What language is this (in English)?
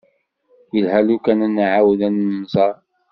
Kabyle